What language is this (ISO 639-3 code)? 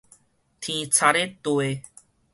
nan